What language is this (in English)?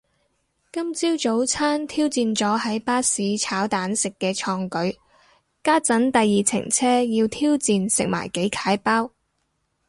Cantonese